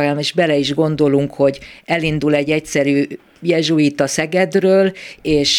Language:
Hungarian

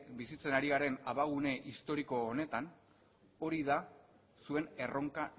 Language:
Basque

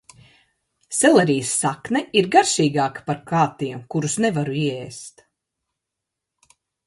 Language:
Latvian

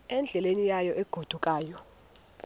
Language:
Xhosa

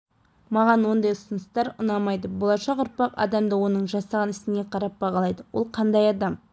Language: Kazakh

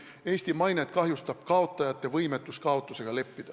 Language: Estonian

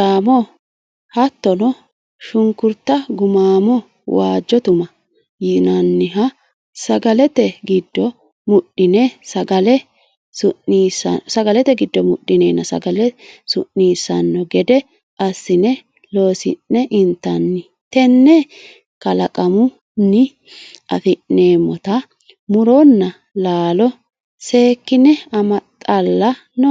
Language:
Sidamo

